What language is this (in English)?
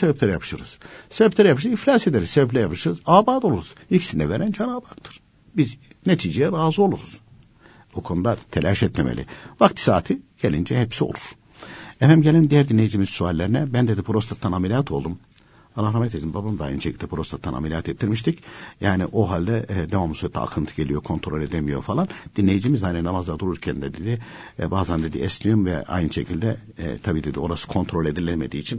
Turkish